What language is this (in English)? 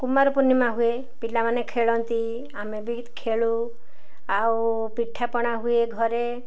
Odia